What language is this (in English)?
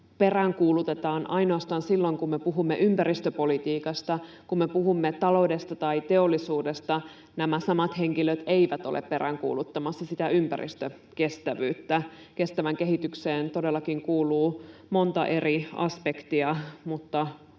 Finnish